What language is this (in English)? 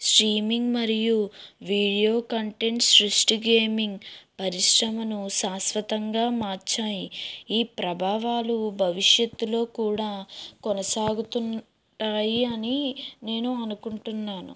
Telugu